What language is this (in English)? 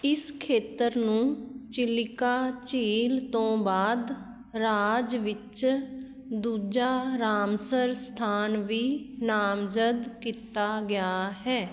Punjabi